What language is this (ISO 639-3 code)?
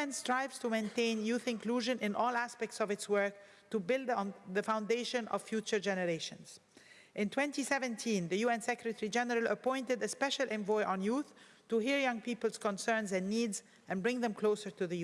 eng